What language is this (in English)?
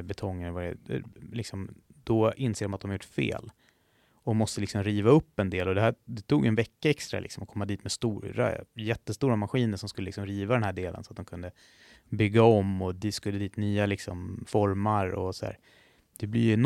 Swedish